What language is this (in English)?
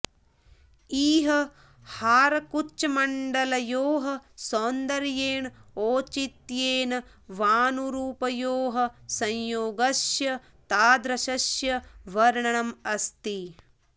Sanskrit